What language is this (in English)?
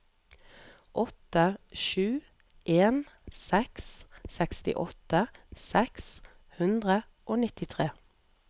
Norwegian